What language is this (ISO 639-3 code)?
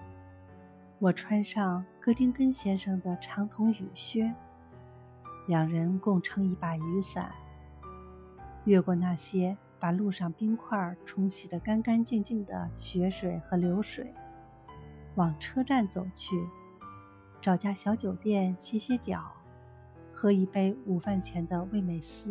zho